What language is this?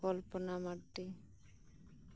Santali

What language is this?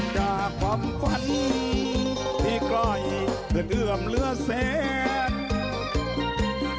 Thai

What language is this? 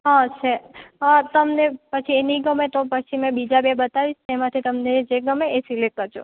Gujarati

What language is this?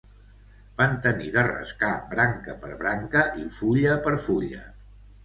Catalan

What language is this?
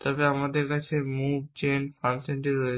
Bangla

